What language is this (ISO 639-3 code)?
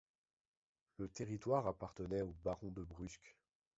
fra